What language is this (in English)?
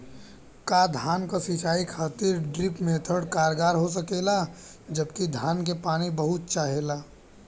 Bhojpuri